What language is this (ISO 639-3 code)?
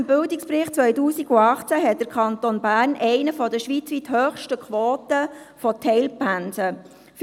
gsw